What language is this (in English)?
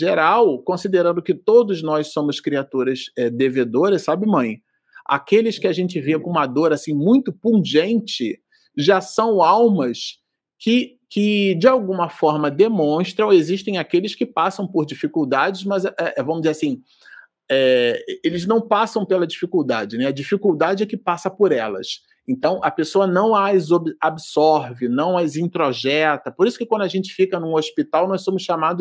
Portuguese